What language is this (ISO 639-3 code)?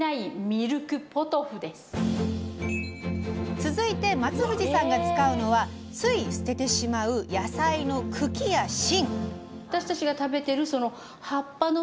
jpn